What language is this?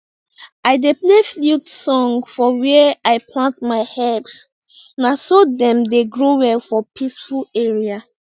Nigerian Pidgin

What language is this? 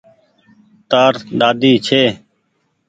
Goaria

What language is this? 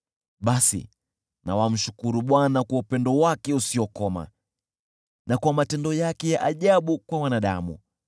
Swahili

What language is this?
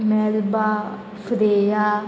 Konkani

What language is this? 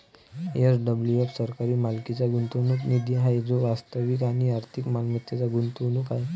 Marathi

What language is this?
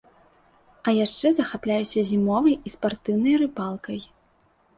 Belarusian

